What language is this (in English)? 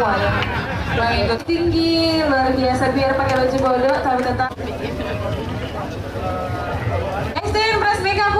Indonesian